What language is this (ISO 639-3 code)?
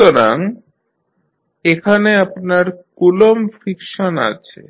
ben